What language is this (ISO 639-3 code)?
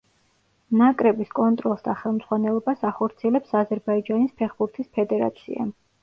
kat